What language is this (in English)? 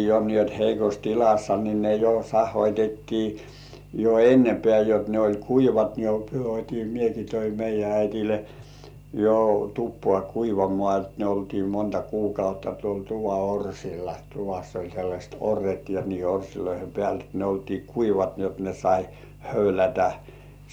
Finnish